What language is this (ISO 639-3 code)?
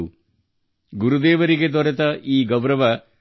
kan